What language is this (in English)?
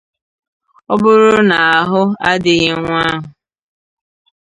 Igbo